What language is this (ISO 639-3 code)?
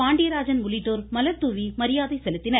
tam